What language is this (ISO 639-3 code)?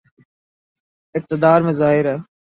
urd